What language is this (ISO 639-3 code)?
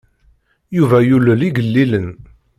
kab